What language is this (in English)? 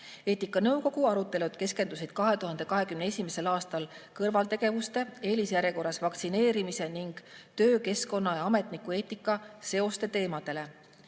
Estonian